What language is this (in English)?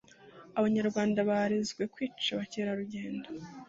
Kinyarwanda